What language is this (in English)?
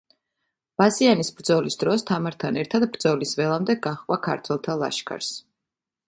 Georgian